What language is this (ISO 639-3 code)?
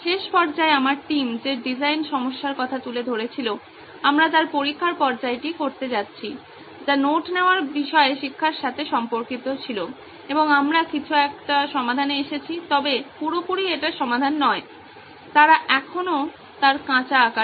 ben